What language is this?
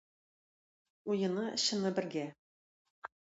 Tatar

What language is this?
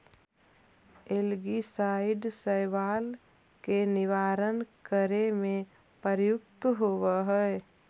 Magahi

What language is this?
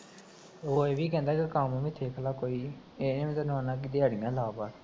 Punjabi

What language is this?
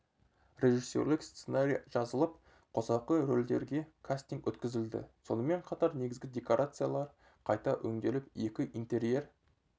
Kazakh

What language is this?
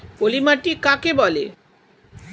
Bangla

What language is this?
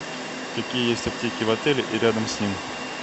Russian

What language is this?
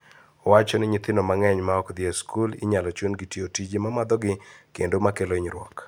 Luo (Kenya and Tanzania)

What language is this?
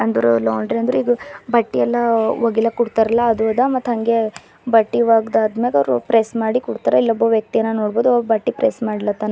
Kannada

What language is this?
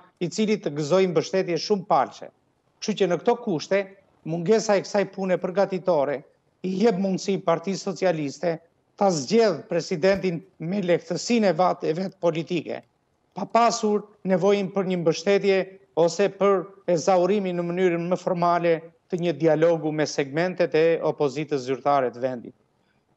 Romanian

